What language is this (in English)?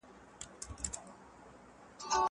Pashto